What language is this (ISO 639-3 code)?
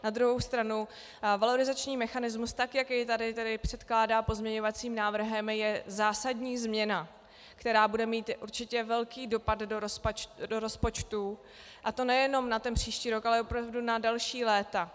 ces